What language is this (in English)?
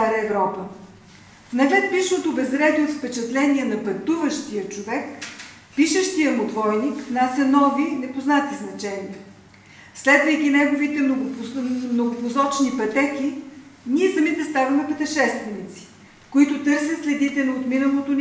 Bulgarian